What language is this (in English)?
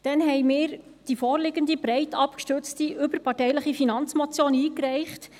Swiss German